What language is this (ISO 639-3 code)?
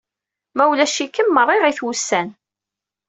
kab